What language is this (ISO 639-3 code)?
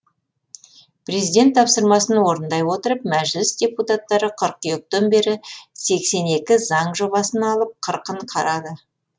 kaz